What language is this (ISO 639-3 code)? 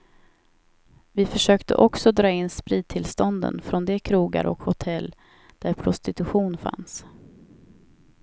swe